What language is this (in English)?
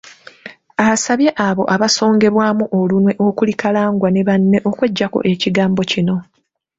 Ganda